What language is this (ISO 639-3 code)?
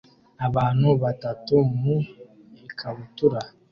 kin